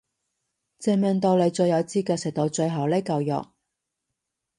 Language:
Cantonese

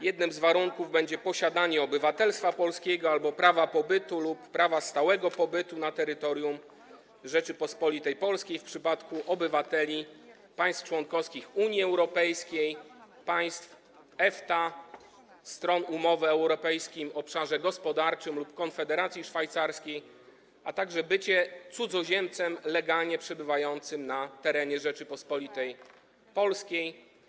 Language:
Polish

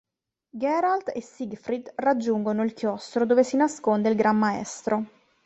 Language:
Italian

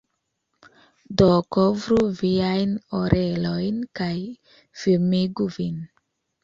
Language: Esperanto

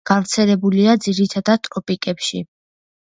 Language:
Georgian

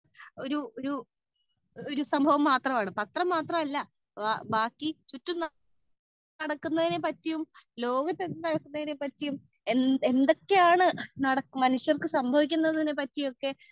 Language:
Malayalam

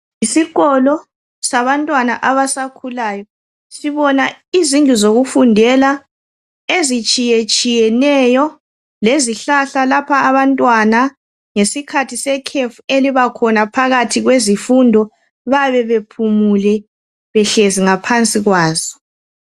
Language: North Ndebele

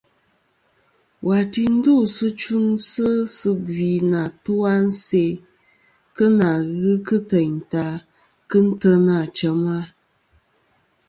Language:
Kom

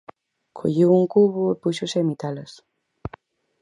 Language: Galician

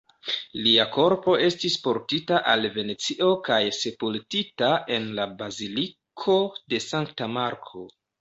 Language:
Esperanto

